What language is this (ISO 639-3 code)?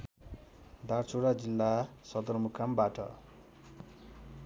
nep